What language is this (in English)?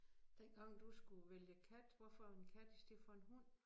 Danish